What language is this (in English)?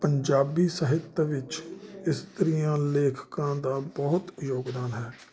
Punjabi